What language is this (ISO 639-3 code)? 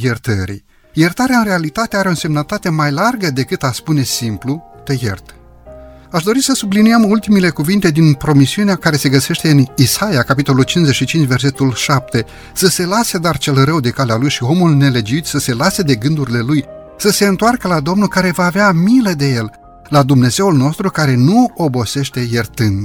ron